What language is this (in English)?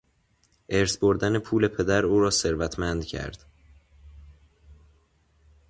Persian